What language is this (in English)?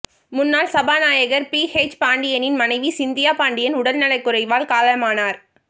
Tamil